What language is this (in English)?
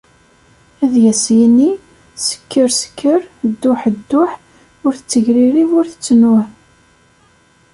Kabyle